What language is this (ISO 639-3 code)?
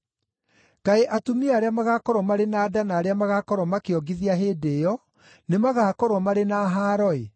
kik